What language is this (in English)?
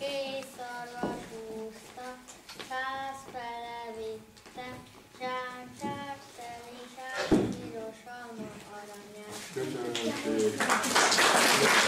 Hungarian